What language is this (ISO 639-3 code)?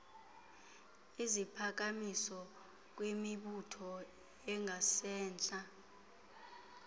xho